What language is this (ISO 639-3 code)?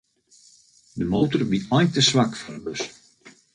fry